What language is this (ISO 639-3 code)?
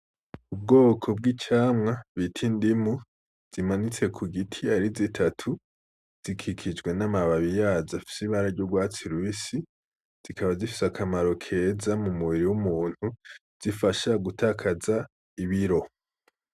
run